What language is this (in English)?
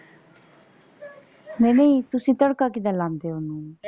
Punjabi